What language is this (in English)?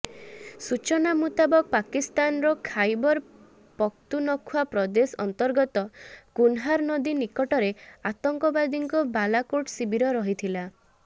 Odia